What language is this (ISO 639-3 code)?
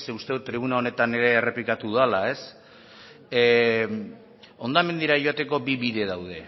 eus